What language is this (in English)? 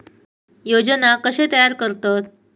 Marathi